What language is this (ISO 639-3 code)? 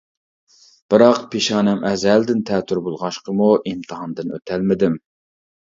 uig